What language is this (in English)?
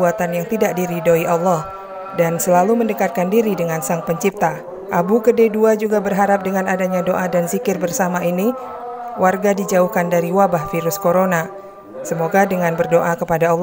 Indonesian